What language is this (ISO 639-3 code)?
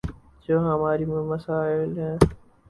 urd